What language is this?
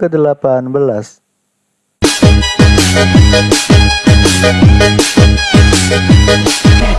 Indonesian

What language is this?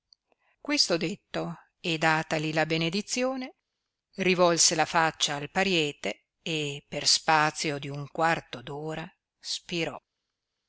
Italian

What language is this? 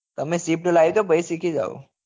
Gujarati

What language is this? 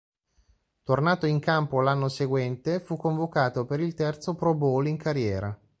Italian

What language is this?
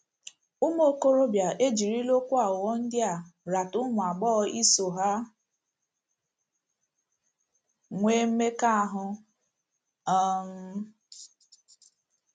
Igbo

